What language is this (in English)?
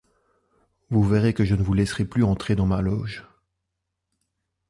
French